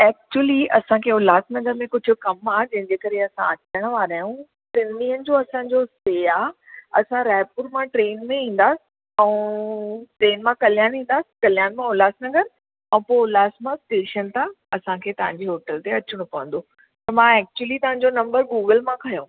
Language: Sindhi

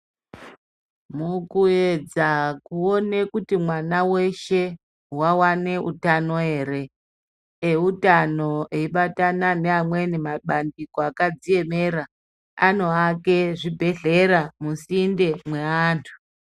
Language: Ndau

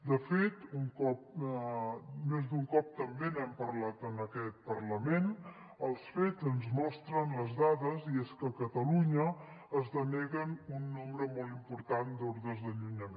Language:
Catalan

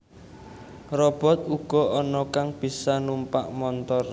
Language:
Javanese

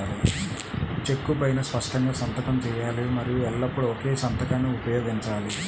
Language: Telugu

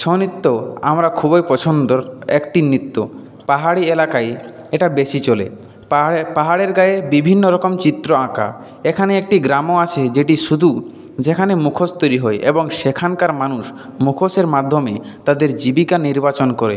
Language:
Bangla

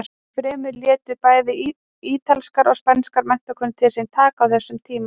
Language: Icelandic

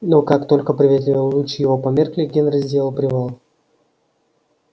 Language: Russian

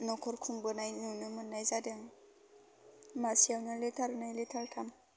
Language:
Bodo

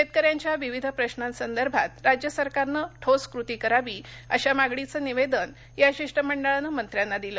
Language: Marathi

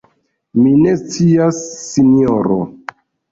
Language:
Esperanto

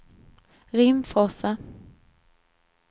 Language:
Swedish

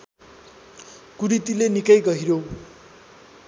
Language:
Nepali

